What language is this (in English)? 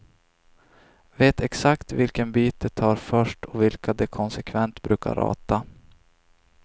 Swedish